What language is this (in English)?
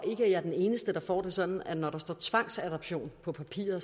Danish